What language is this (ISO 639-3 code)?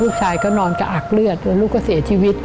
tha